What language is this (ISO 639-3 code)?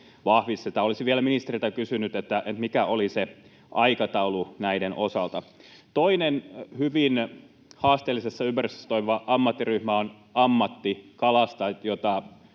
fin